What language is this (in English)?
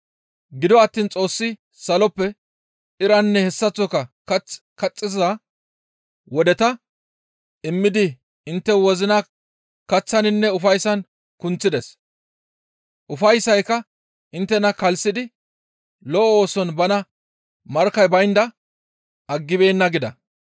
Gamo